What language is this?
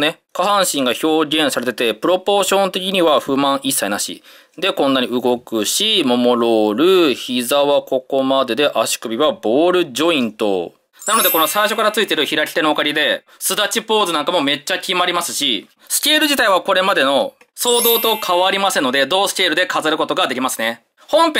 Japanese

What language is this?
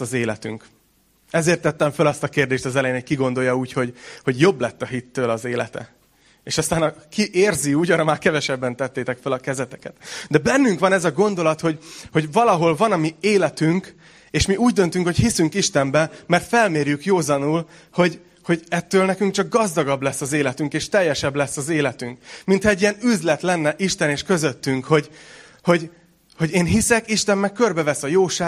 Hungarian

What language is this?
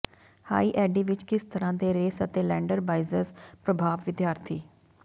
Punjabi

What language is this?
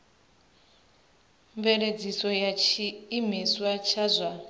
Venda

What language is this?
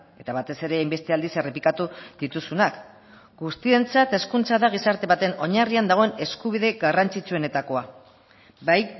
Basque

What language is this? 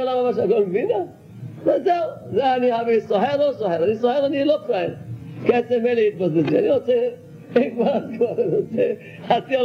Hebrew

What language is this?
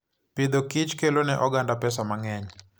Luo (Kenya and Tanzania)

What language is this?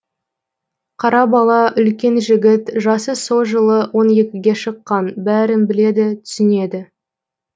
Kazakh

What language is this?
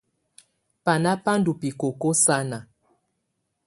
Tunen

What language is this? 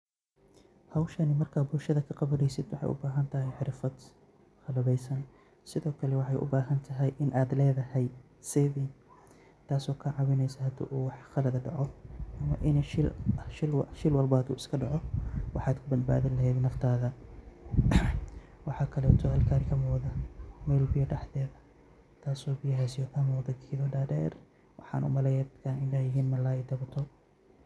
Somali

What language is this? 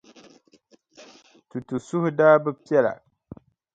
Dagbani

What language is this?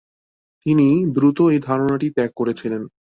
Bangla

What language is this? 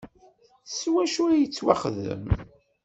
Kabyle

